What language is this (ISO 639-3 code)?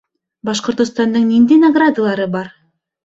bak